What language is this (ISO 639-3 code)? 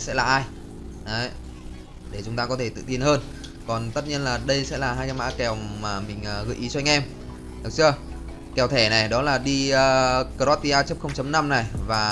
vie